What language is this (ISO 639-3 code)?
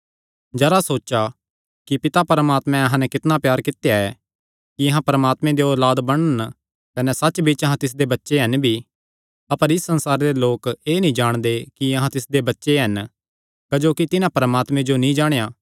xnr